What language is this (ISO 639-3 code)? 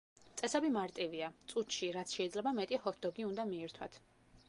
kat